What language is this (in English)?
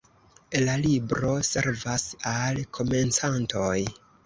Esperanto